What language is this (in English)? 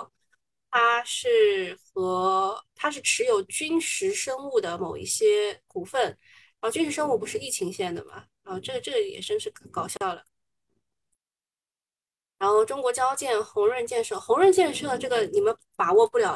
Chinese